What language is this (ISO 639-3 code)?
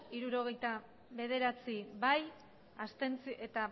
eus